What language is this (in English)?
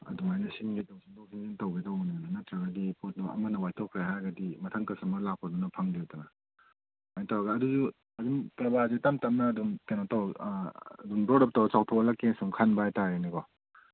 Manipuri